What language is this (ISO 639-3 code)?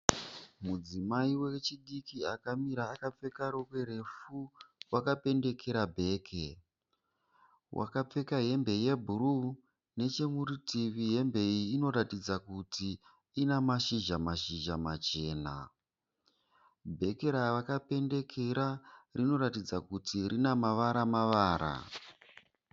sna